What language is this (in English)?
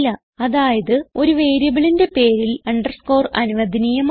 Malayalam